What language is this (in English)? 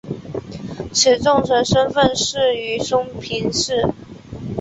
Chinese